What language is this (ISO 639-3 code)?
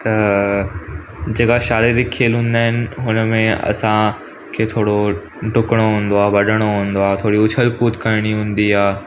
snd